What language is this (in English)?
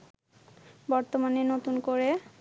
Bangla